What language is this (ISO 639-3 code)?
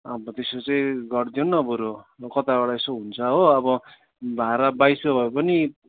nep